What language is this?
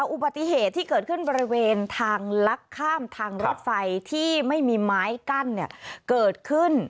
Thai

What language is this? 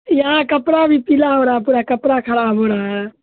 Urdu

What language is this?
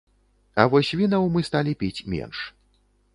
Belarusian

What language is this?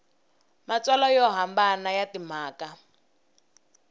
Tsonga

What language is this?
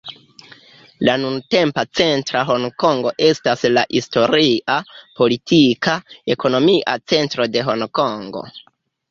Esperanto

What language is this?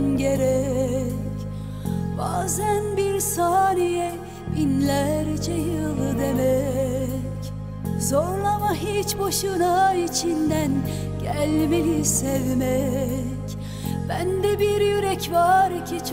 Turkish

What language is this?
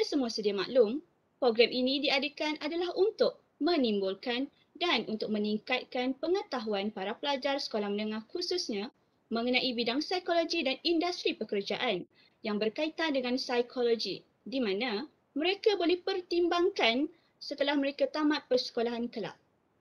Malay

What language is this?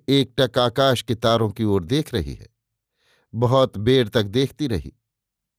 Hindi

